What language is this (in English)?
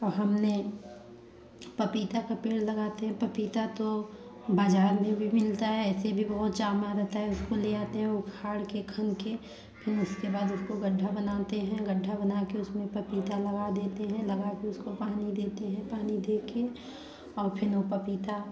Hindi